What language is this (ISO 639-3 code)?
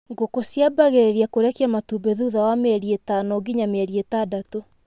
kik